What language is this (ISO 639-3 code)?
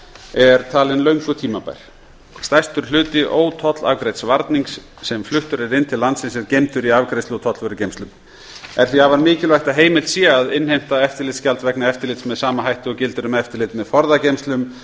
isl